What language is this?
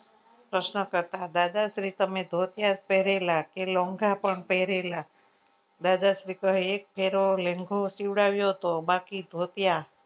Gujarati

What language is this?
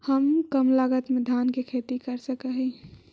Magahi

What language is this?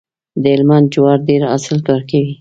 Pashto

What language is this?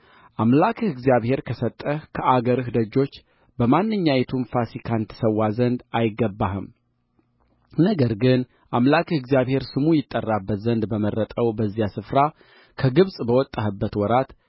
Amharic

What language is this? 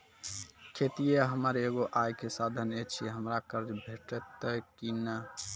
Maithili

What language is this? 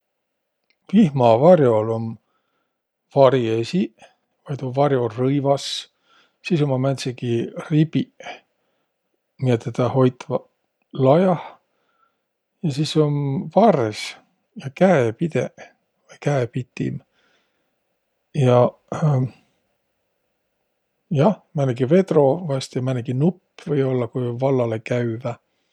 Võro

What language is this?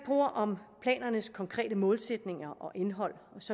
Danish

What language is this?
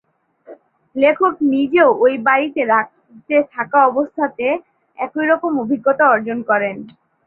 Bangla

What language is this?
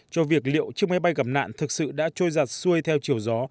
Vietnamese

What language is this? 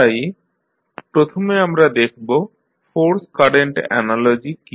Bangla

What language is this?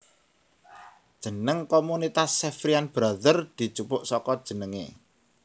Javanese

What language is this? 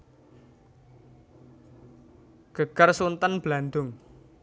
Javanese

